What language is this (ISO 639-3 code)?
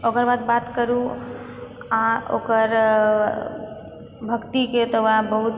mai